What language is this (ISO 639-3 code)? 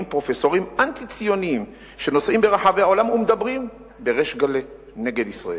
heb